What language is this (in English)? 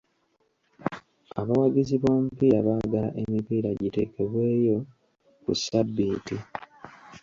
Ganda